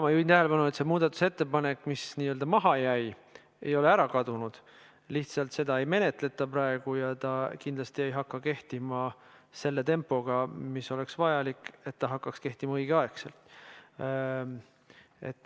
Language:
Estonian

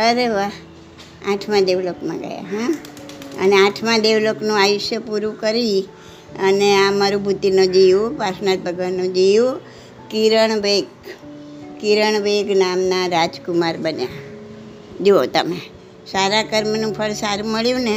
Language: Gujarati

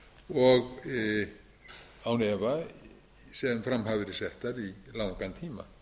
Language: Icelandic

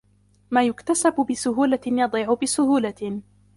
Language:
Arabic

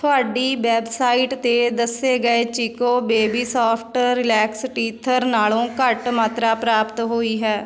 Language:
Punjabi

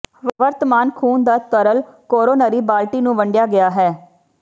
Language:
Punjabi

